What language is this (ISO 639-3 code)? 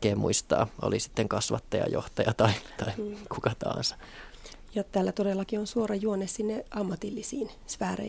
fin